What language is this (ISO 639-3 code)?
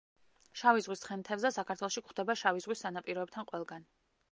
kat